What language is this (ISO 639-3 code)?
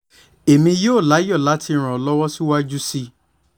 yor